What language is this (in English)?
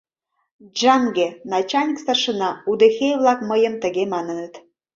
Mari